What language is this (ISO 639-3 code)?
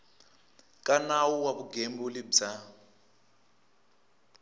tso